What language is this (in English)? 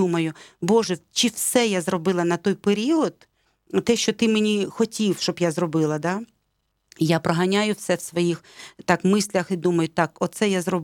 Ukrainian